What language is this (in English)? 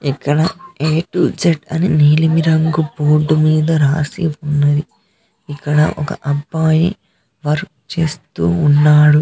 Telugu